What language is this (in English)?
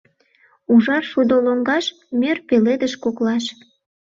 Mari